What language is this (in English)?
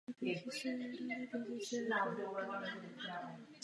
Czech